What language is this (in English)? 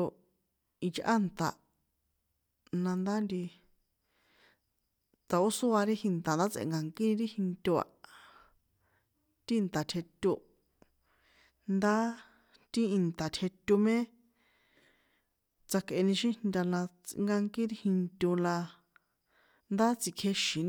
San Juan Atzingo Popoloca